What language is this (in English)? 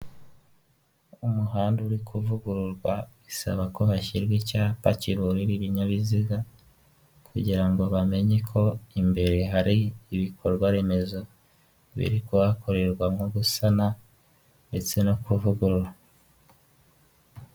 Kinyarwanda